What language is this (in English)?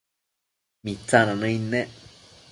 Matsés